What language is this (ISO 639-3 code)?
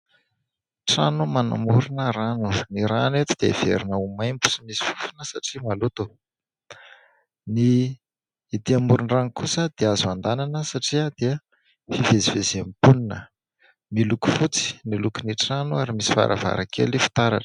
mlg